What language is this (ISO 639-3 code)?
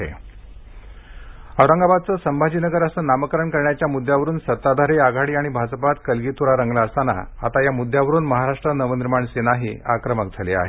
mar